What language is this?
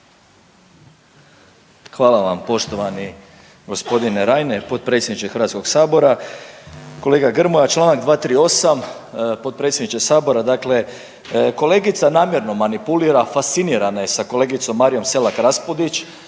Croatian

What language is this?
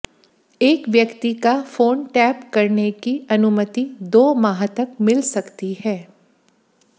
Hindi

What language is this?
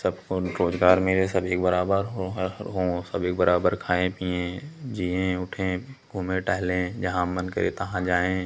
Hindi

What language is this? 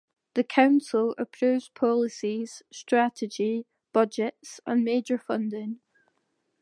English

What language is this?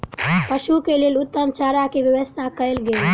Maithili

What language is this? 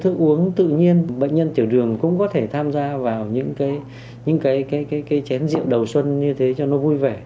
Vietnamese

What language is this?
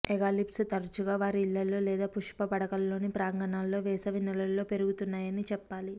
Telugu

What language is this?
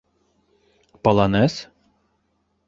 Bashkir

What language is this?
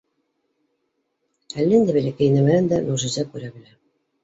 Bashkir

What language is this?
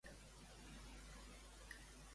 Catalan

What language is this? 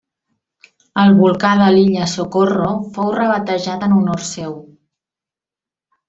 Catalan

